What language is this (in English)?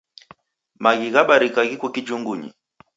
Taita